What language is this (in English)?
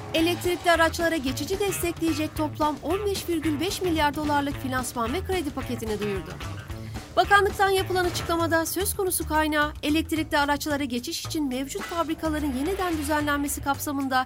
Turkish